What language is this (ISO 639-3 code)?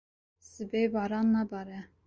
kur